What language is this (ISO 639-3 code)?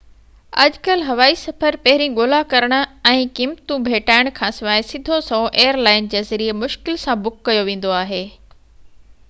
snd